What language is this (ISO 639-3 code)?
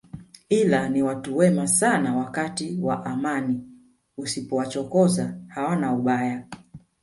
swa